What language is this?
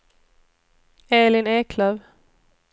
Swedish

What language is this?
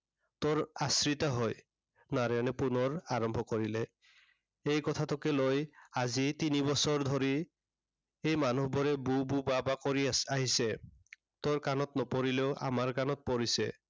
Assamese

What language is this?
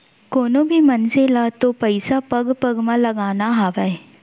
Chhattisgarhi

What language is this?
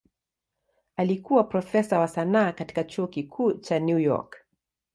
Swahili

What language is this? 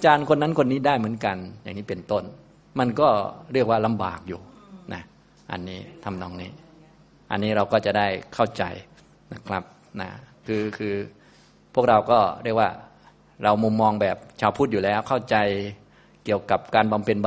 Thai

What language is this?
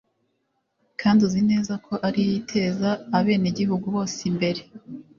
Kinyarwanda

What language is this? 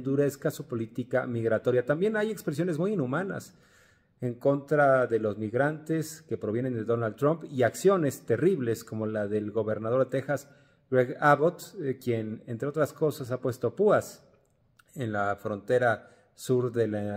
Spanish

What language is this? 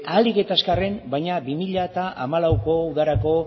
Basque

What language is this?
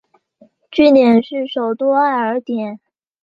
Chinese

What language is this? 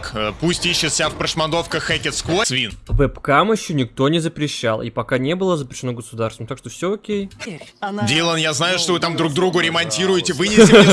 Russian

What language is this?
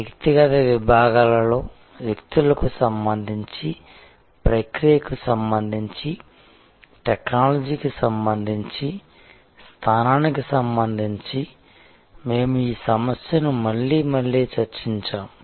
Telugu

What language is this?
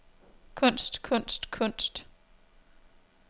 Danish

